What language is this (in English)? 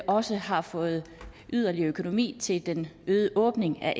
Danish